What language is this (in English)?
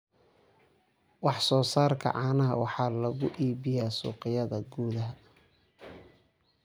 Somali